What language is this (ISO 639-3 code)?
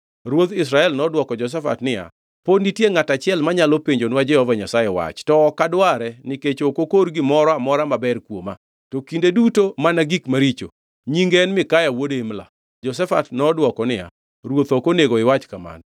luo